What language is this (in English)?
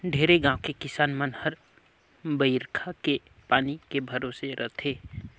Chhattisgarhi